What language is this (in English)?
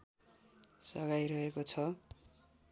Nepali